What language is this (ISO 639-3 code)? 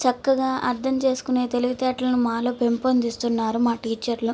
tel